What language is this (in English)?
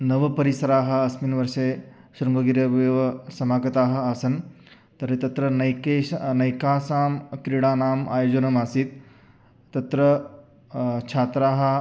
Sanskrit